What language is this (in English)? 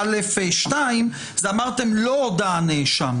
Hebrew